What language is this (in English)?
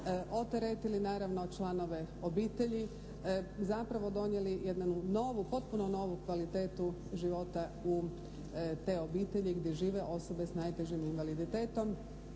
Croatian